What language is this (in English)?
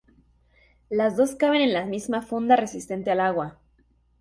Spanish